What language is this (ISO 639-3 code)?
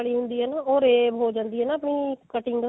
pan